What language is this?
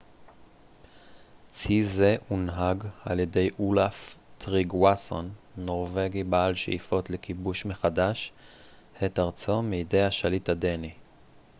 Hebrew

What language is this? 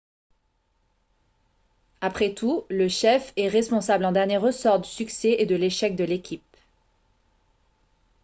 French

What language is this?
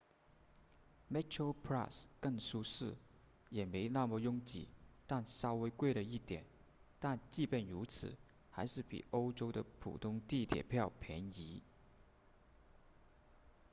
Chinese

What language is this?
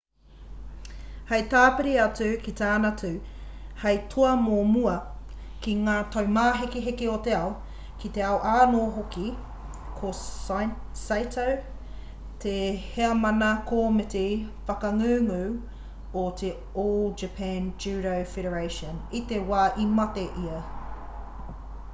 Māori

